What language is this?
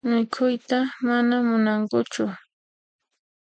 Puno Quechua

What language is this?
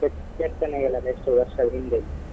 Kannada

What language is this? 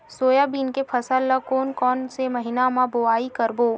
Chhattisgarhi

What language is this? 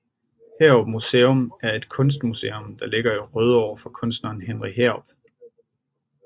Danish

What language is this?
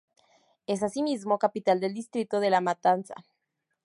Spanish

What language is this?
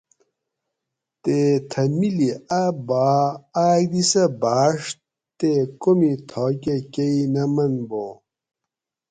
Gawri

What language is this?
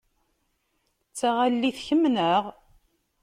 Kabyle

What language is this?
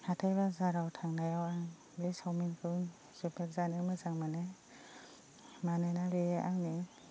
Bodo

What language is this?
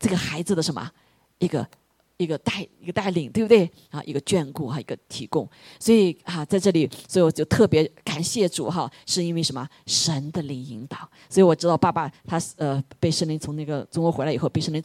Chinese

